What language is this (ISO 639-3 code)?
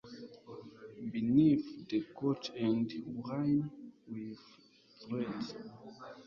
kin